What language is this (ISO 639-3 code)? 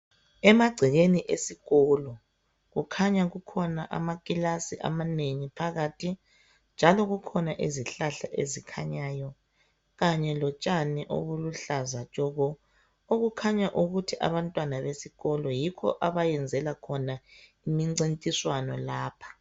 nde